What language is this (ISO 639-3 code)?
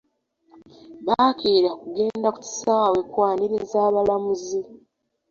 lug